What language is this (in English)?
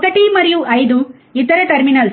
Telugu